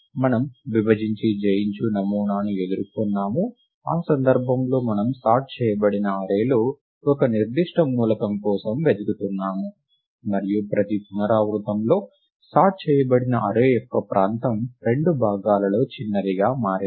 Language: Telugu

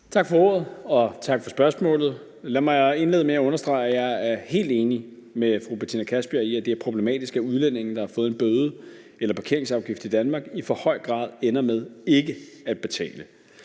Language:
Danish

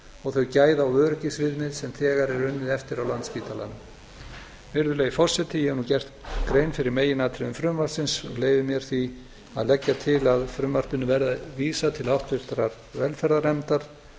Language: Icelandic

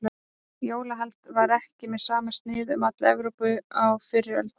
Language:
Icelandic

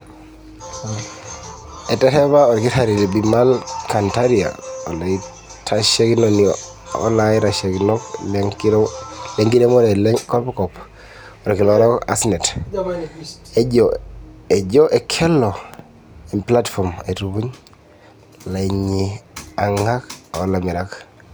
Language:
Masai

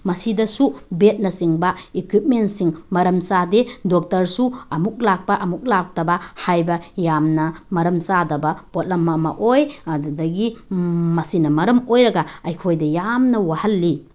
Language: Manipuri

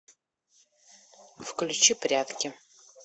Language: Russian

